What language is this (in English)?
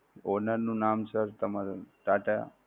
Gujarati